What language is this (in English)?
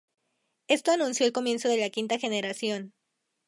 Spanish